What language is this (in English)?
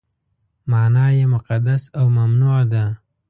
Pashto